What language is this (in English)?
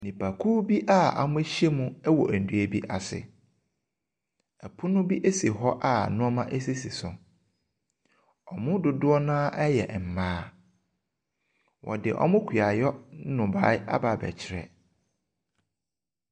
Akan